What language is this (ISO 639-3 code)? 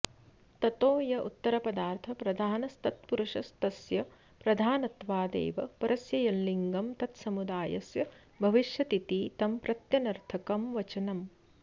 san